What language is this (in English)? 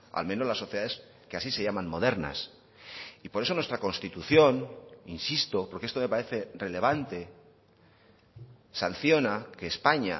Spanish